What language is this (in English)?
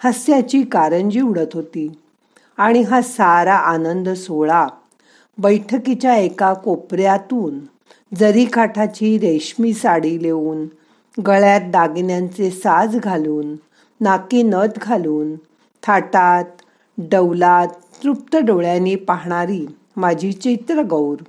Marathi